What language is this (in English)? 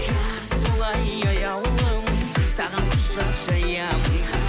Kazakh